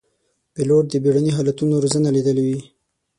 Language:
Pashto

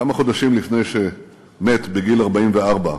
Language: Hebrew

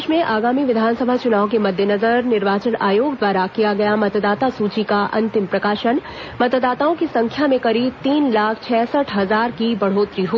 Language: Hindi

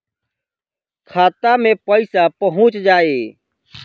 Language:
Bhojpuri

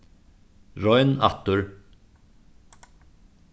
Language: Faroese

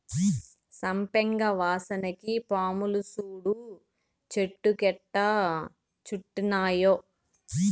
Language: Telugu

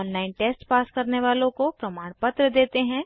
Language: Hindi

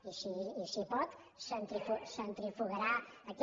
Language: Catalan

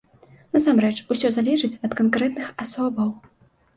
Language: Belarusian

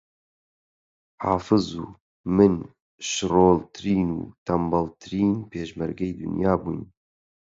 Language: Central Kurdish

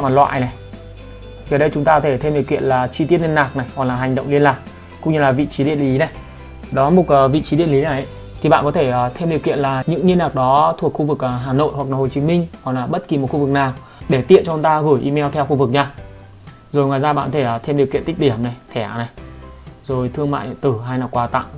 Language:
Vietnamese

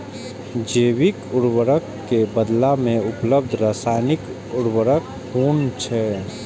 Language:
Maithili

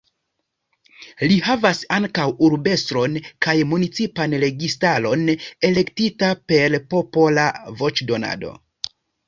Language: Esperanto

